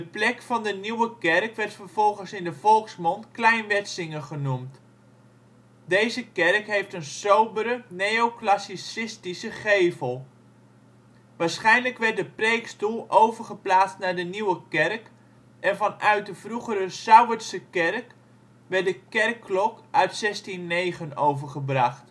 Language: Dutch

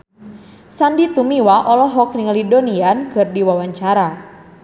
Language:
Sundanese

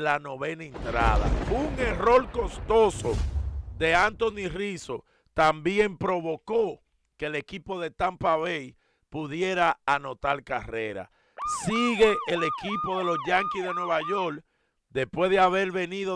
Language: Spanish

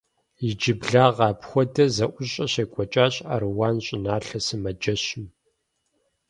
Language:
Kabardian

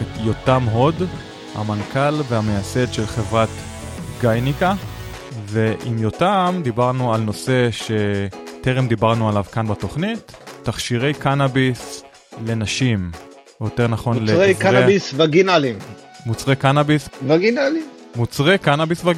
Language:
Hebrew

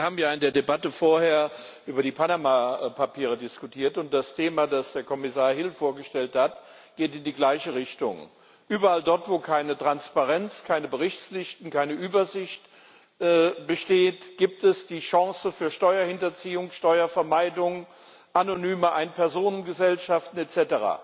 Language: German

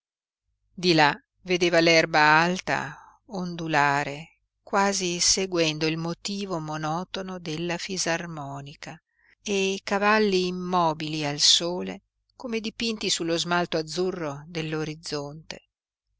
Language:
Italian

